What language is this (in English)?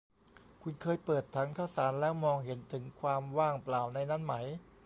Thai